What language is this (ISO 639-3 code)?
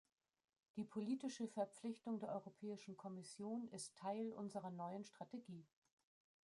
deu